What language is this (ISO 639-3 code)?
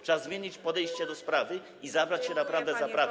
pol